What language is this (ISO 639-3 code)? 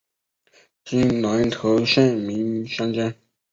zho